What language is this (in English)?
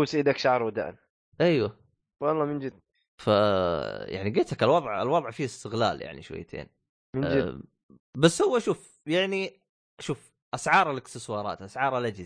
Arabic